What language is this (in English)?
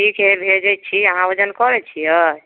Maithili